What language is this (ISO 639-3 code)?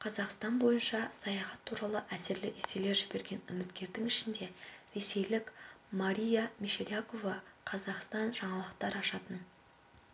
kaz